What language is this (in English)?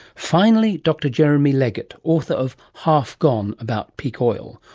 English